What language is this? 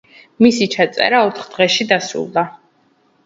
Georgian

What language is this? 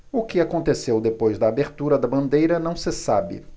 Portuguese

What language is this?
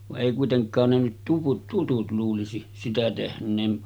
Finnish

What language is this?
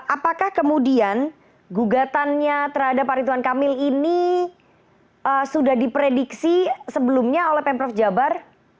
Indonesian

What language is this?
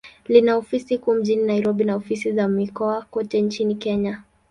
Swahili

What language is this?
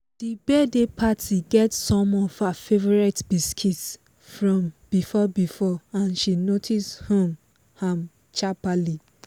Nigerian Pidgin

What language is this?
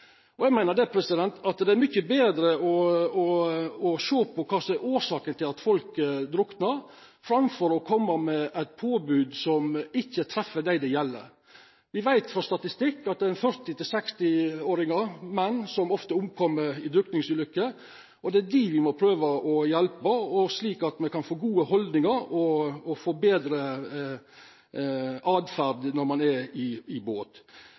Norwegian Nynorsk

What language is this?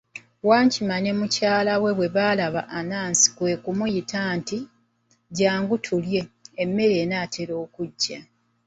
Ganda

